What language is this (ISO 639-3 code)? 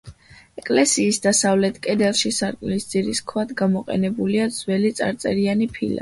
kat